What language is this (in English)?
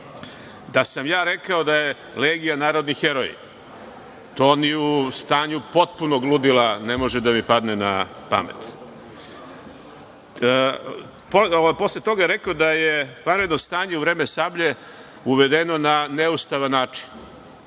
Serbian